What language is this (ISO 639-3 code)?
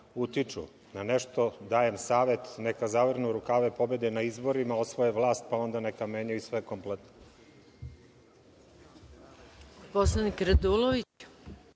srp